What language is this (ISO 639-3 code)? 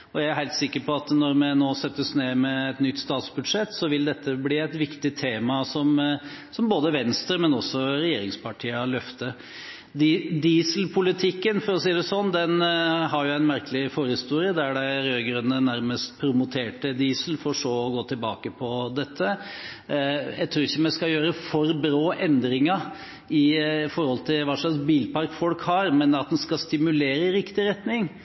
nob